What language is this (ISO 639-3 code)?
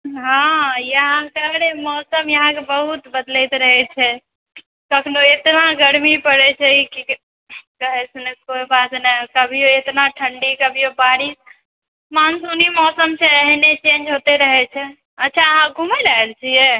mai